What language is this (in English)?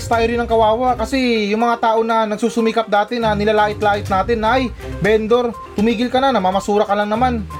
Filipino